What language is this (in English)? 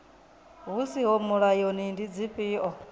Venda